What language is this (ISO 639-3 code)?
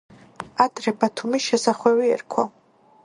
kat